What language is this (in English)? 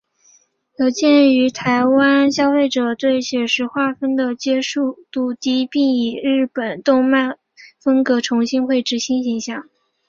Chinese